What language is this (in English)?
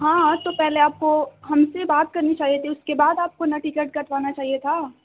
Urdu